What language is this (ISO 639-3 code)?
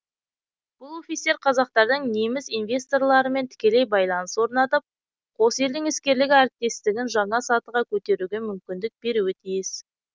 kaz